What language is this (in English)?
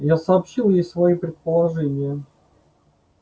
Russian